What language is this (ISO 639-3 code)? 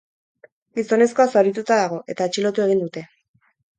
eus